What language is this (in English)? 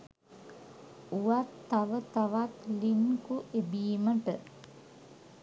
Sinhala